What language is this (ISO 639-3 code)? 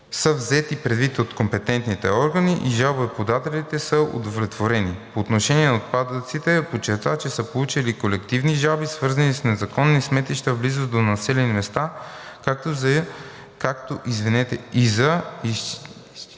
bul